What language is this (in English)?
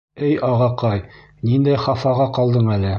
Bashkir